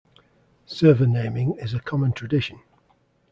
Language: English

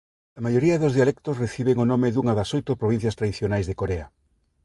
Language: Galician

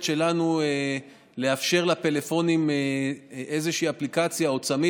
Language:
Hebrew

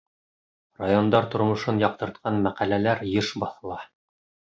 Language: Bashkir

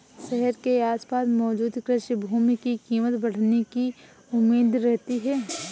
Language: Hindi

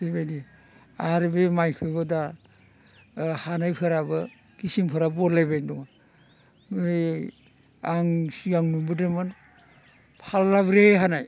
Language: Bodo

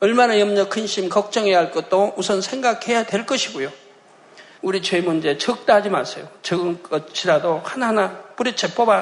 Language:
Korean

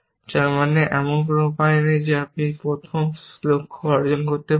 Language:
Bangla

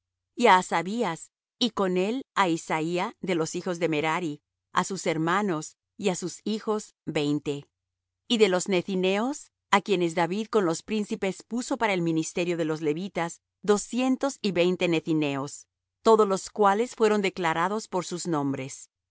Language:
Spanish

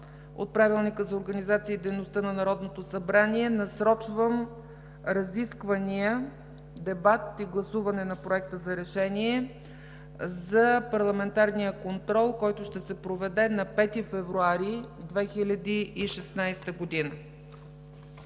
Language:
Bulgarian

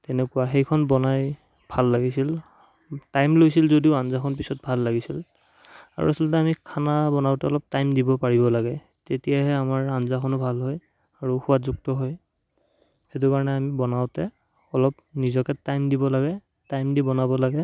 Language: Assamese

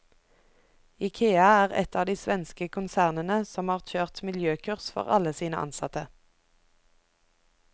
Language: Norwegian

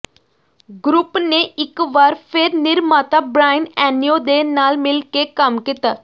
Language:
Punjabi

